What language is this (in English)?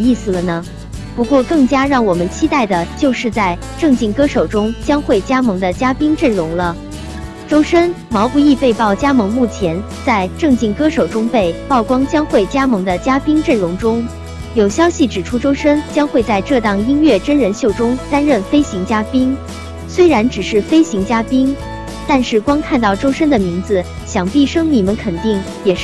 Chinese